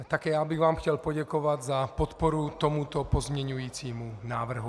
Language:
Czech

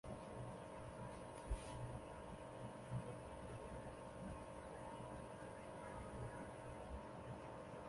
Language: Chinese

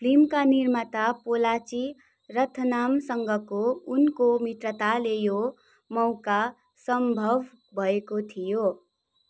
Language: Nepali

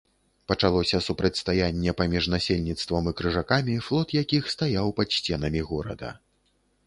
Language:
Belarusian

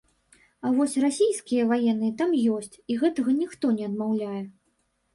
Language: Belarusian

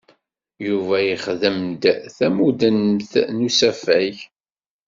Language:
Kabyle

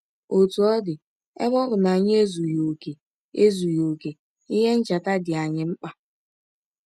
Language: Igbo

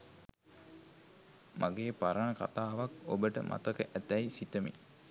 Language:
Sinhala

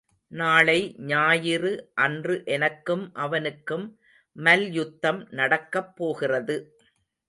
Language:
Tamil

